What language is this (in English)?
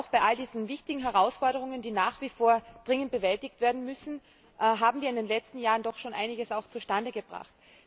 German